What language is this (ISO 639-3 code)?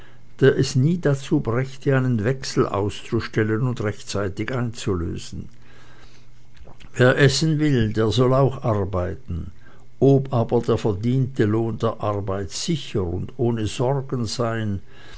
deu